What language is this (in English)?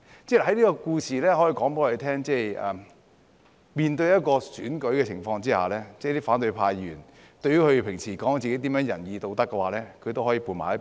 Cantonese